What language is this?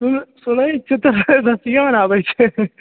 Maithili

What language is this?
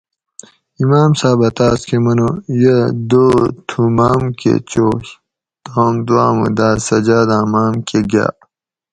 Gawri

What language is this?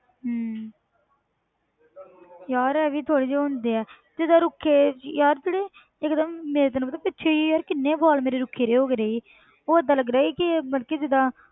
Punjabi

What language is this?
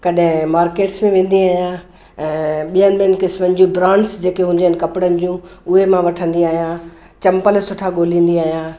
Sindhi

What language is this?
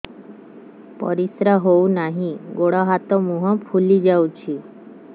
Odia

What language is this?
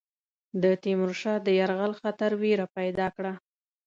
Pashto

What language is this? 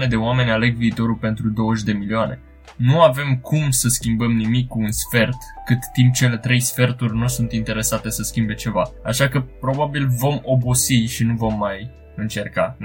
Romanian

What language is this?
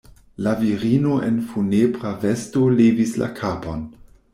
Esperanto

